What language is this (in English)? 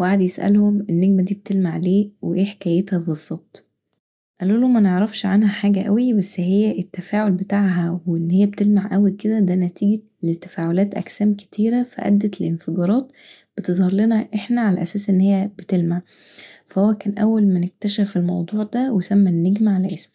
Egyptian Arabic